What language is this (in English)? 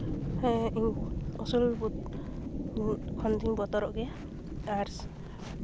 Santali